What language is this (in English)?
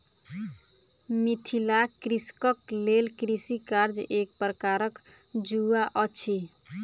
Maithili